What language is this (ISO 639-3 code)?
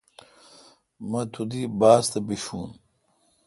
xka